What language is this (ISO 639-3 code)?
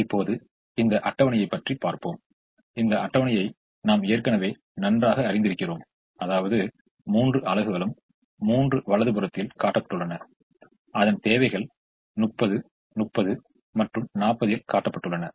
tam